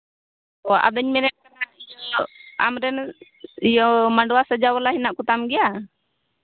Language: Santali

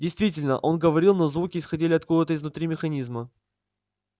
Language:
Russian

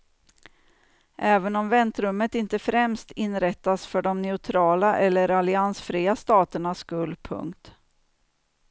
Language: Swedish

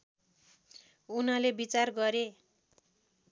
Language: Nepali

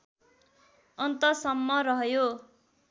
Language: Nepali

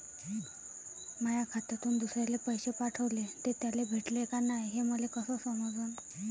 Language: Marathi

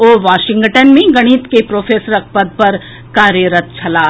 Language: Maithili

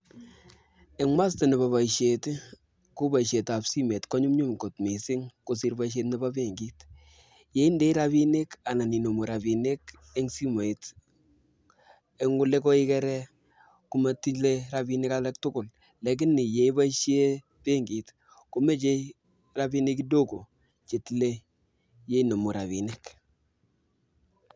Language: Kalenjin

